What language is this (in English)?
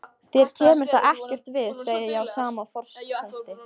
Icelandic